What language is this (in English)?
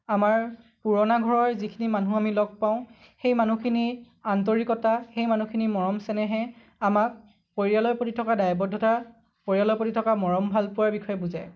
Assamese